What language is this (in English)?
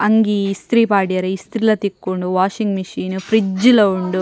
Tulu